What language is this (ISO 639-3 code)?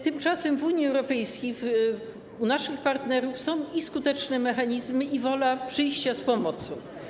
pol